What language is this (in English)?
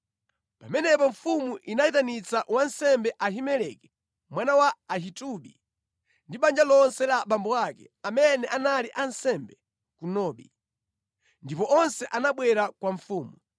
Nyanja